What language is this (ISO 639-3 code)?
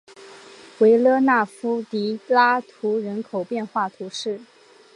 zho